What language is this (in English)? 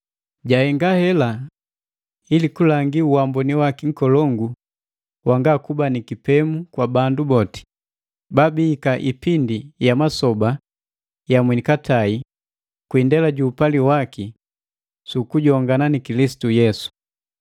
Matengo